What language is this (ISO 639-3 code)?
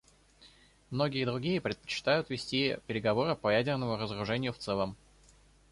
rus